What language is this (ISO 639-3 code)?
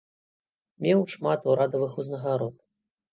bel